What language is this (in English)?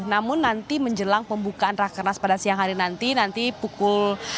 Indonesian